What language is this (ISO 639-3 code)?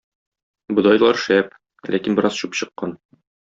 tat